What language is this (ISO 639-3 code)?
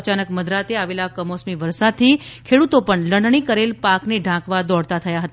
guj